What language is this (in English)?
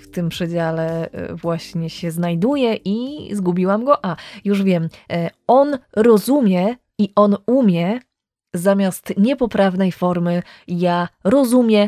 Polish